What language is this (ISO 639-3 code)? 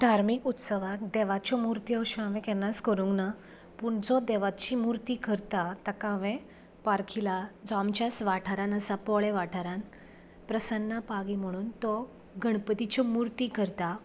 kok